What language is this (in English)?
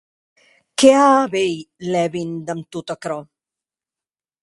Occitan